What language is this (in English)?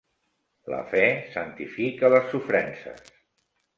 Catalan